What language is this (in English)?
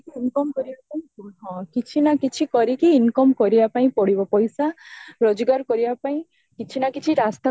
Odia